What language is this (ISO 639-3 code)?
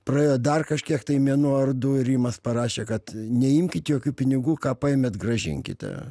lit